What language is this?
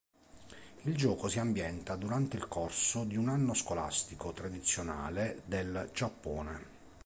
Italian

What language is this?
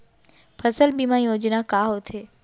Chhattisgarhi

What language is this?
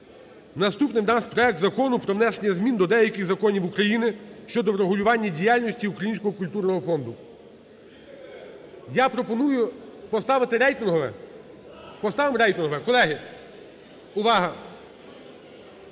Ukrainian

